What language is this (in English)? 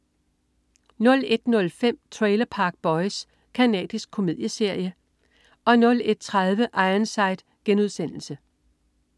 Danish